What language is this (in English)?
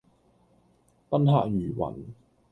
Cantonese